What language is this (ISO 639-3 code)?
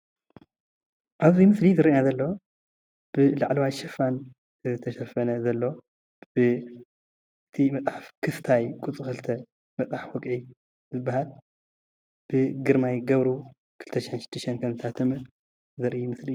tir